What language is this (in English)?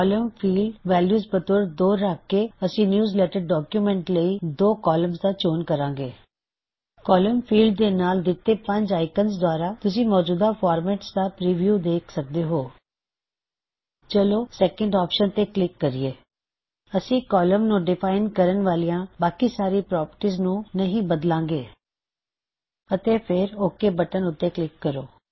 Punjabi